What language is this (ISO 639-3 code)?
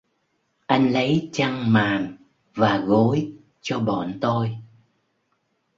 vie